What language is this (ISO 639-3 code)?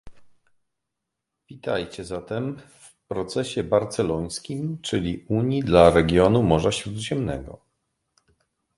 pol